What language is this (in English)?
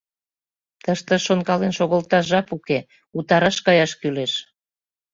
Mari